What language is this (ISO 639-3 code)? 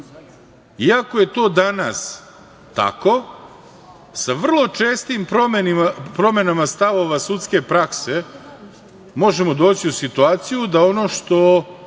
srp